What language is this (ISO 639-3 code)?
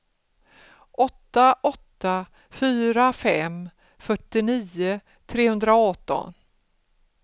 swe